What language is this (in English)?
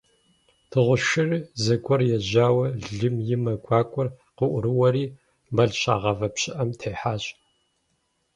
Kabardian